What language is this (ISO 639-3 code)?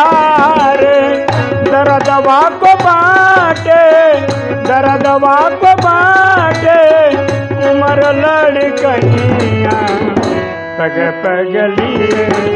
hin